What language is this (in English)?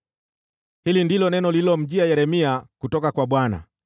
Swahili